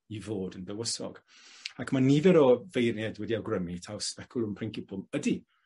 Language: Welsh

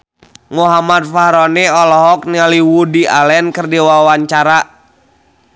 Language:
Sundanese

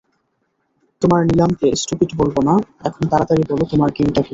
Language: Bangla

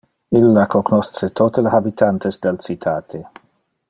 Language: Interlingua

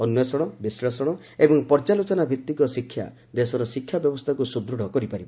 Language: Odia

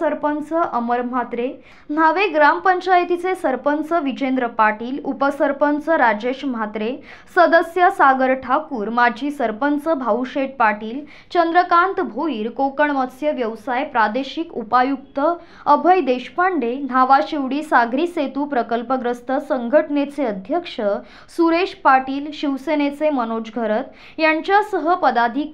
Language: Marathi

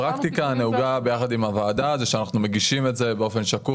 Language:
Hebrew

